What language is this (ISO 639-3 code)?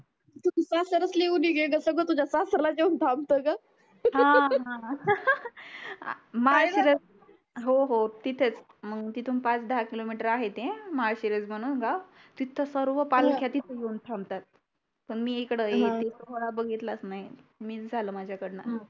mar